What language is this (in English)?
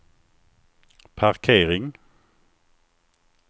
Swedish